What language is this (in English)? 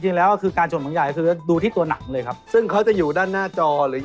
Thai